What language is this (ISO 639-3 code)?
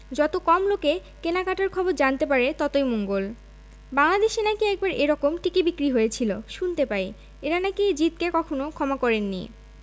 ben